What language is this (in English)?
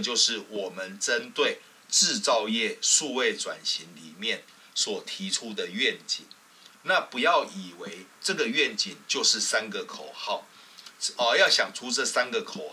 Chinese